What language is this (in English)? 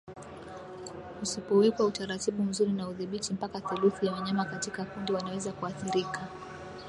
Swahili